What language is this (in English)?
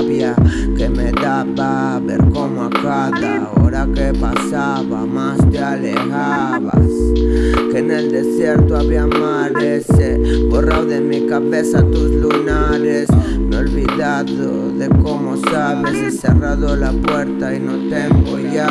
Spanish